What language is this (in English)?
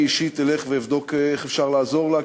Hebrew